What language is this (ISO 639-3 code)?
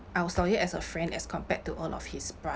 eng